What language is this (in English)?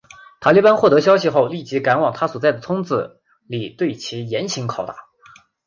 Chinese